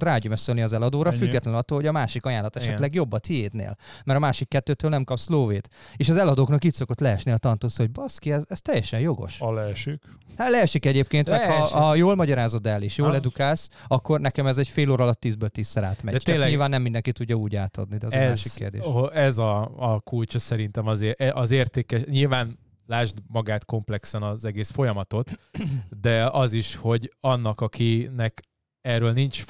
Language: Hungarian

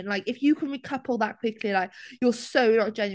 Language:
English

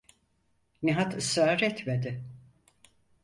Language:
Turkish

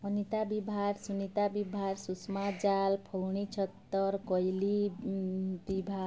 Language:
Odia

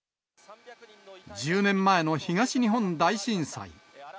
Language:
Japanese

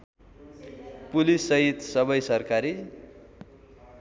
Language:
Nepali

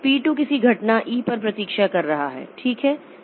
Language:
Hindi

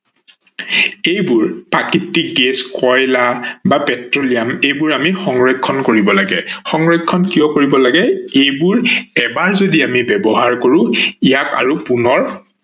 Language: Assamese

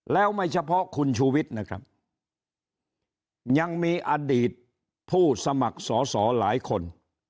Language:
Thai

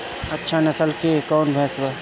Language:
Bhojpuri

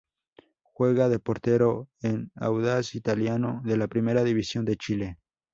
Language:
Spanish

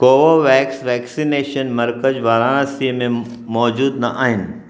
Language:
Sindhi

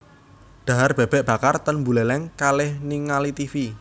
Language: Javanese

